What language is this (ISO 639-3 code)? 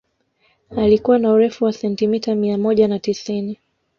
swa